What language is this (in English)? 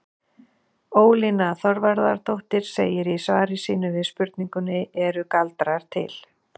Icelandic